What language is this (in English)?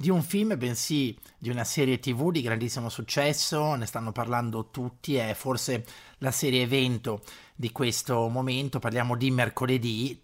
Italian